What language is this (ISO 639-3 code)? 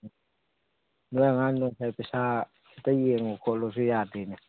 mni